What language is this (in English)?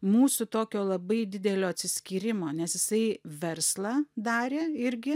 Lithuanian